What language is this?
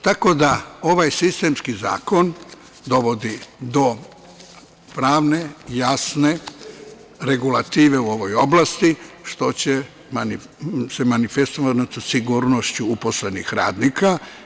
Serbian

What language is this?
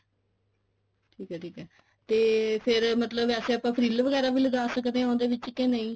Punjabi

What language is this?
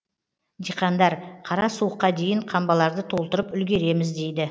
Kazakh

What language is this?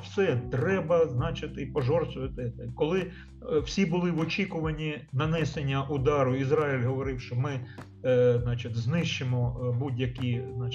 Ukrainian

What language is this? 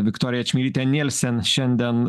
Lithuanian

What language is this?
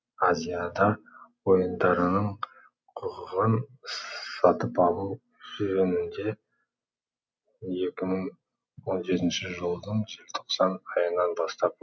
Kazakh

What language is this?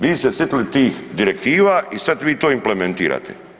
Croatian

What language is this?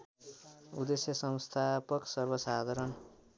Nepali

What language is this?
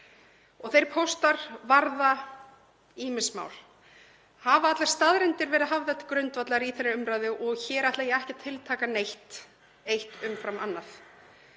Icelandic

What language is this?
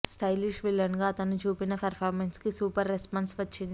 Telugu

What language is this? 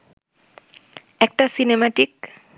Bangla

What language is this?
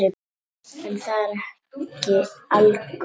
Icelandic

